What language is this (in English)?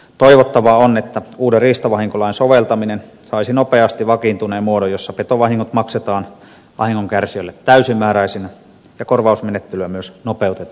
Finnish